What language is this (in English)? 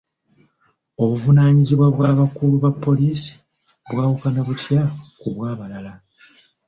Ganda